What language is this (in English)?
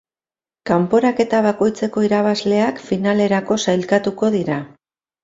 Basque